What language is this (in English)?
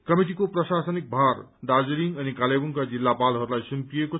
Nepali